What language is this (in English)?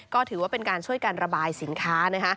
Thai